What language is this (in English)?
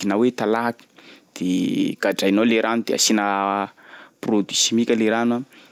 Sakalava Malagasy